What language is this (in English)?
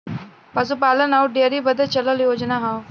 Bhojpuri